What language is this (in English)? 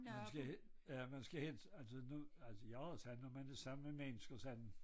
Danish